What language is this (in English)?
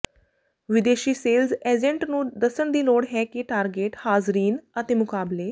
Punjabi